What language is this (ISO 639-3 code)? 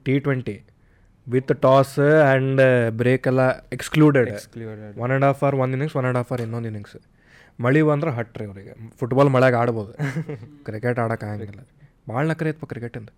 kan